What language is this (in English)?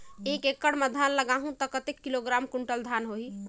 Chhattisgarhi